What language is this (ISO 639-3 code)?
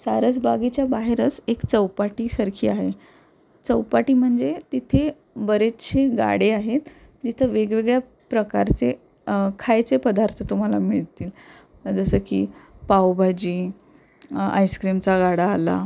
mar